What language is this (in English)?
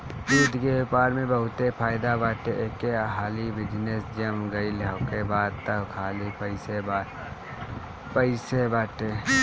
Bhojpuri